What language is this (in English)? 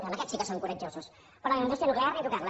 Catalan